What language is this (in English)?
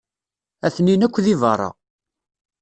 Kabyle